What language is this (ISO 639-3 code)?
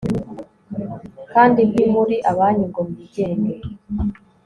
kin